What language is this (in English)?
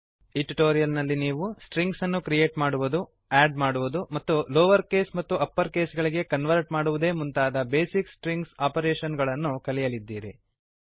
Kannada